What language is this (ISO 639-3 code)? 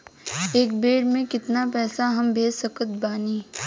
bho